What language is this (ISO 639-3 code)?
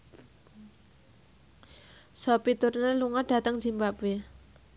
jav